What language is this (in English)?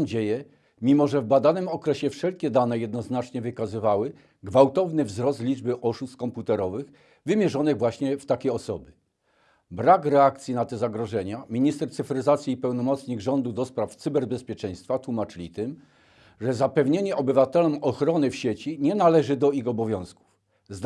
Polish